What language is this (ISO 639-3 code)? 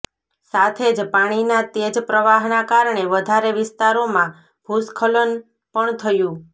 guj